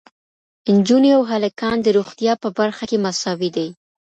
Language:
Pashto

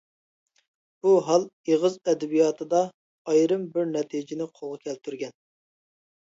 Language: Uyghur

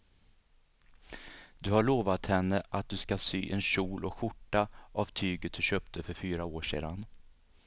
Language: Swedish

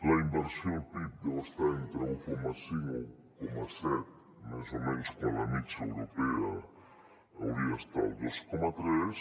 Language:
Catalan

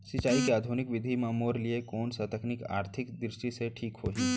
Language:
Chhattisgarhi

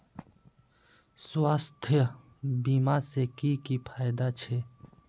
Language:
Magahi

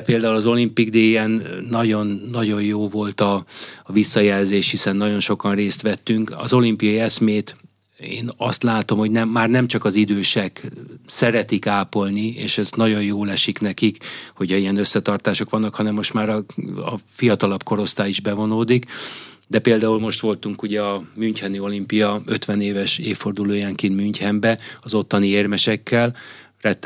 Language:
Hungarian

